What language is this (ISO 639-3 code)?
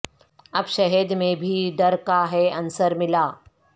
urd